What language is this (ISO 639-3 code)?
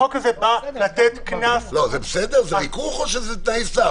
heb